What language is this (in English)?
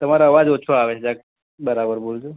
Gujarati